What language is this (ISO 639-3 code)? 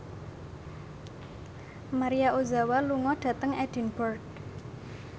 jav